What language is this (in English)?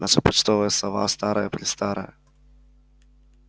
Russian